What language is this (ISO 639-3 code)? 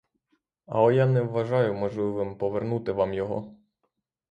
ukr